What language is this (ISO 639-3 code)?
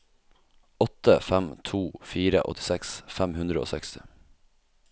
nor